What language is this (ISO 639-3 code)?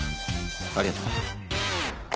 jpn